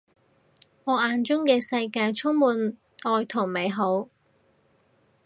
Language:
Cantonese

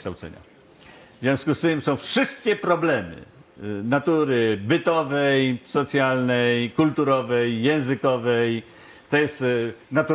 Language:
Polish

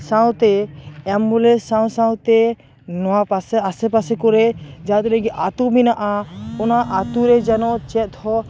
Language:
Santali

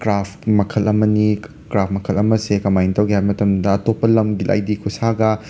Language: Manipuri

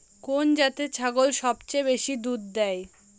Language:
Bangla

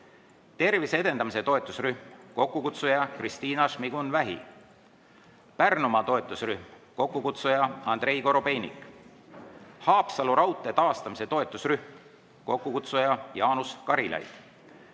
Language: Estonian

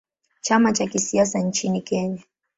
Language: Swahili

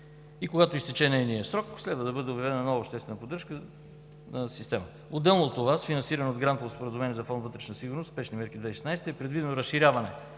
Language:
Bulgarian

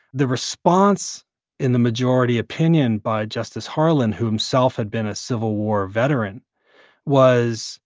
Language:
English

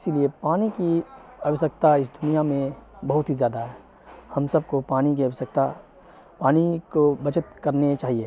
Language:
Urdu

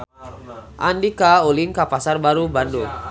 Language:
Sundanese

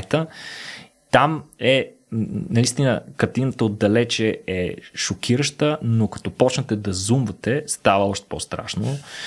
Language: Bulgarian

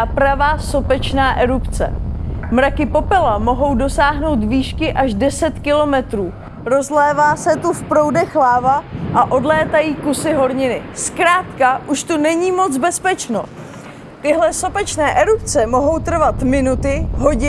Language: Czech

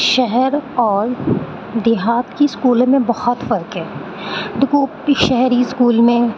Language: Urdu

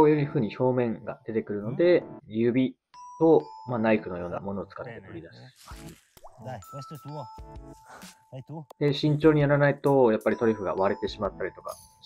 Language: Japanese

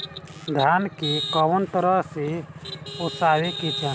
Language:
Bhojpuri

